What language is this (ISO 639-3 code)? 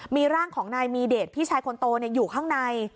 tha